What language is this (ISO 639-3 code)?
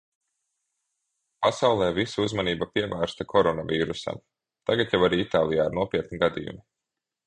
lav